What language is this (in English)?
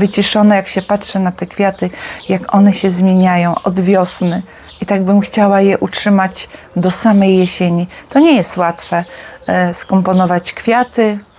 Polish